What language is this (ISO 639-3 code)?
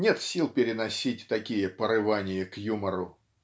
rus